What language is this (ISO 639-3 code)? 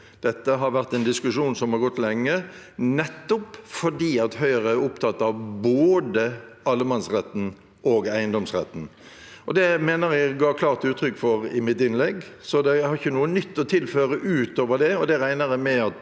nor